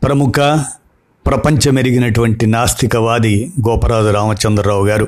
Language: Telugu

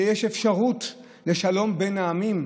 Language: Hebrew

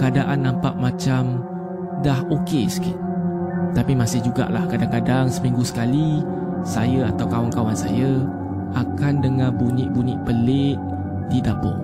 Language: Malay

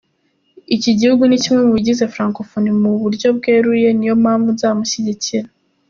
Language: Kinyarwanda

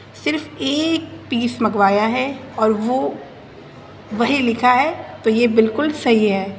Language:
Urdu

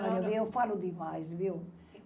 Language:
Portuguese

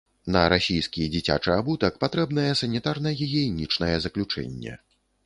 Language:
Belarusian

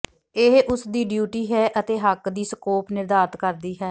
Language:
Punjabi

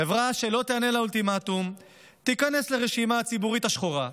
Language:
Hebrew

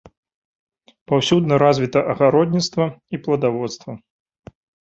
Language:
Belarusian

